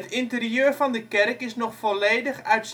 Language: Dutch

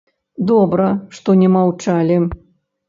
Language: Belarusian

